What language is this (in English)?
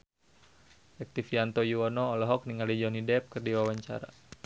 Sundanese